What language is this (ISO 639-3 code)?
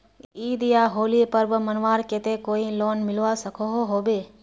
mag